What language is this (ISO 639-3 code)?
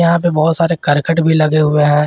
hin